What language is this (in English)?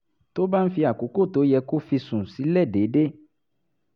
Yoruba